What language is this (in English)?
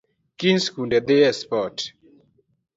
Luo (Kenya and Tanzania)